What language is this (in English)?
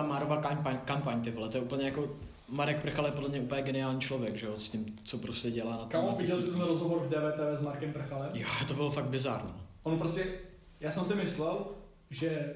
Czech